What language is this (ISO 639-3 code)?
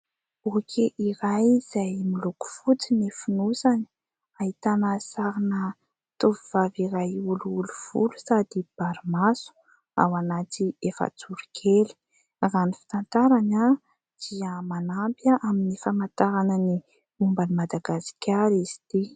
mlg